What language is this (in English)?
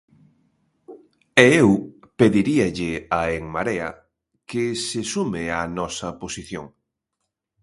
Galician